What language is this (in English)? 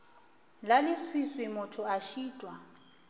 Northern Sotho